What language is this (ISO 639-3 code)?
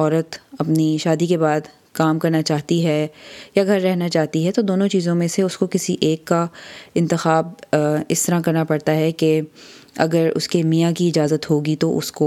urd